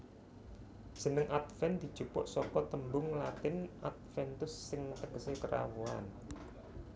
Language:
Javanese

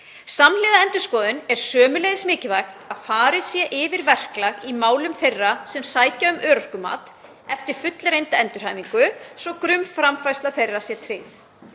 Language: Icelandic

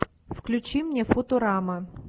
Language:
Russian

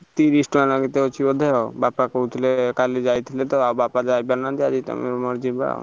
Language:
Odia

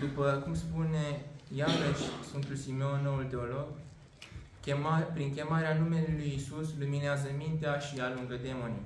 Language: Romanian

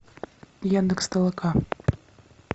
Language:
Russian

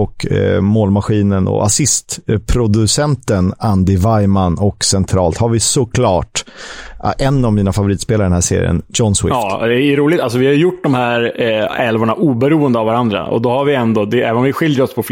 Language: Swedish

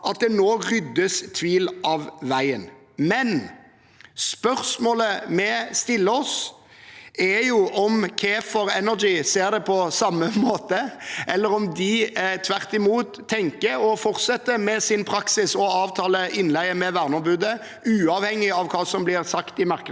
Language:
Norwegian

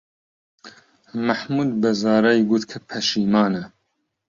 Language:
Central Kurdish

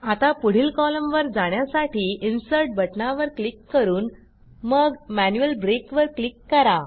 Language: Marathi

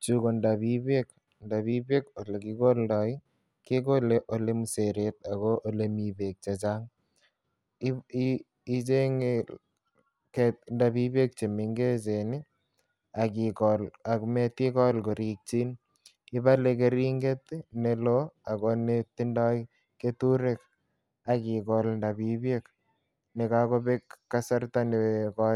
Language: Kalenjin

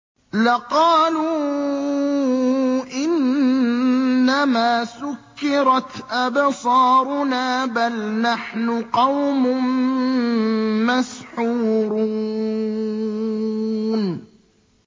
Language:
Arabic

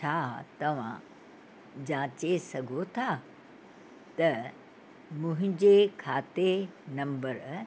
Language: Sindhi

